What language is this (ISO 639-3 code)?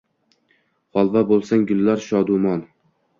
uzb